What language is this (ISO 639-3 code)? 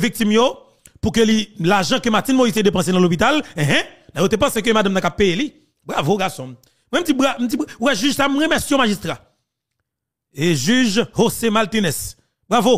fra